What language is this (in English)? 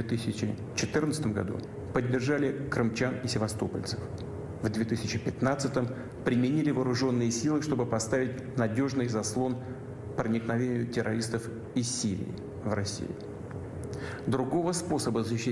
Russian